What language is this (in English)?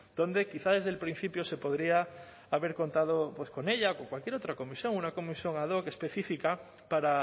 Spanish